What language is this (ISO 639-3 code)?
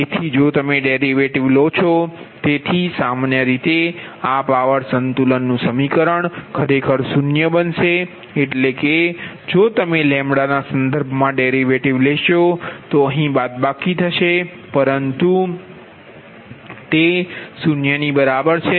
guj